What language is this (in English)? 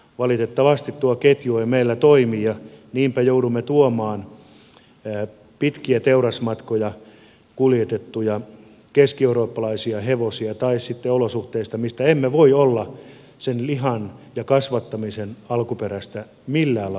Finnish